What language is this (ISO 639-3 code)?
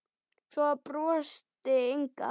isl